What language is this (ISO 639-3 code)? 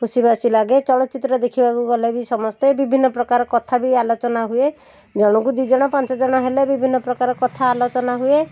ori